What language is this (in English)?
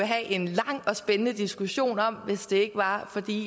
Danish